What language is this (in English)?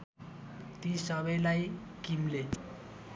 Nepali